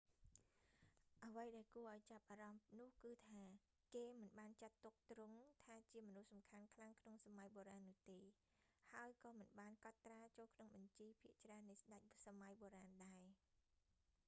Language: Khmer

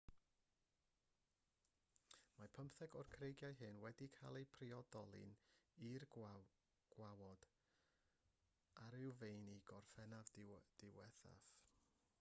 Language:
Welsh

